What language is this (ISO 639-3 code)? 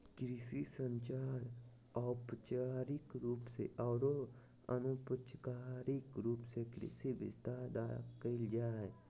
mag